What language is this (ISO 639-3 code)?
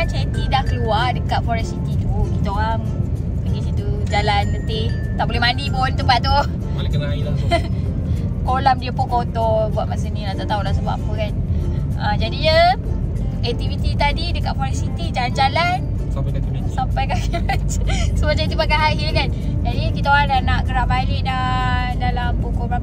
msa